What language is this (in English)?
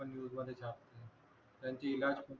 Marathi